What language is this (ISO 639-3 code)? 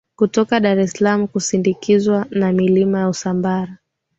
swa